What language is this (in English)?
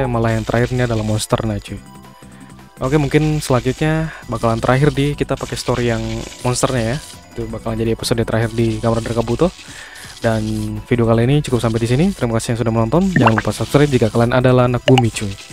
Indonesian